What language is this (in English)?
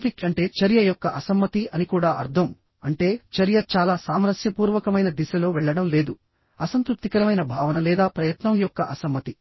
Telugu